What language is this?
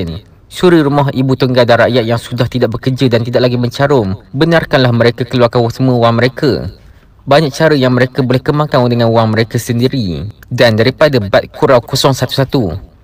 Malay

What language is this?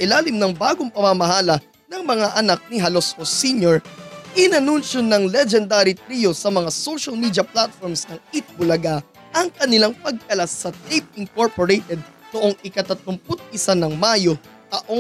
Filipino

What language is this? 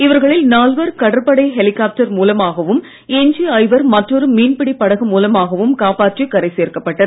Tamil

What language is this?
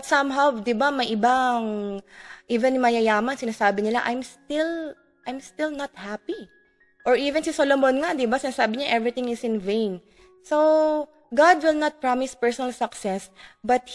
Filipino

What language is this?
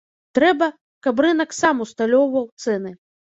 Belarusian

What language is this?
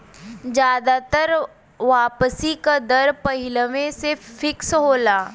Bhojpuri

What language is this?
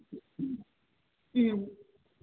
Manipuri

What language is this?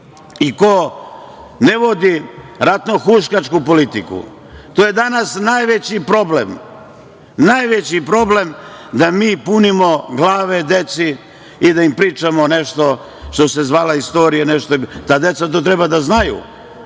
Serbian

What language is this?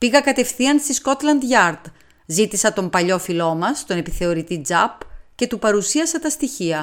Greek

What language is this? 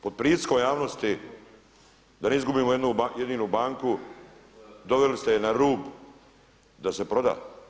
Croatian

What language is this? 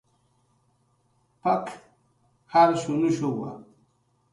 Jaqaru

